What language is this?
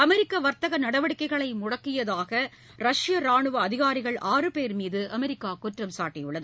Tamil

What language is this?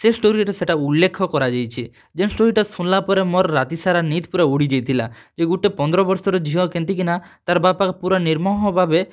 Odia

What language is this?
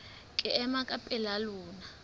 Southern Sotho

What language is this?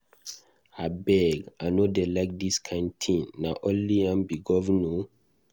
Nigerian Pidgin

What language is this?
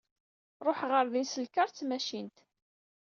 Kabyle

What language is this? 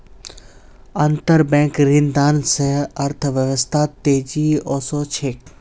Magahi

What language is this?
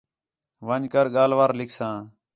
Khetrani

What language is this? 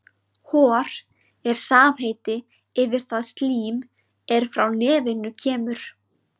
Icelandic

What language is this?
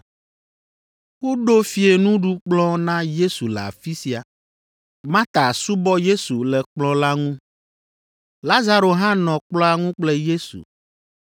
Ewe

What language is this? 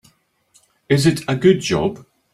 English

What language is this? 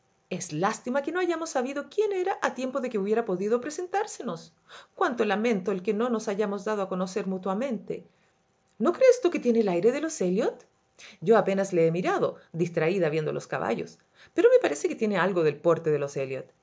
Spanish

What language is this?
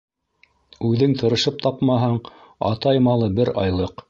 Bashkir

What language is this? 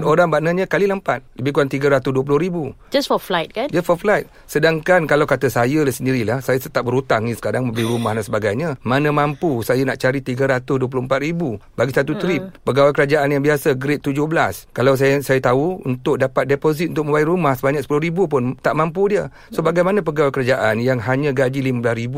Malay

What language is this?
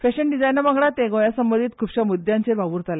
Konkani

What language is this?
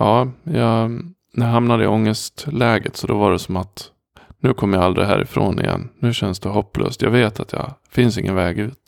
Swedish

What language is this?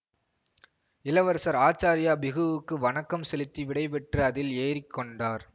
Tamil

